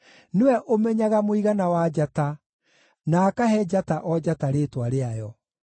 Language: Kikuyu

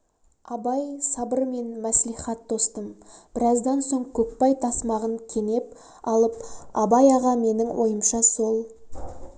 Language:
Kazakh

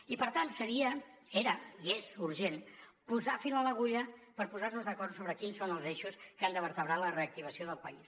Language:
Catalan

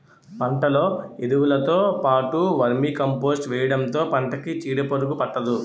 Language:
Telugu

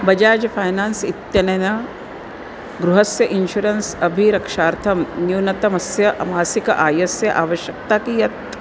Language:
Sanskrit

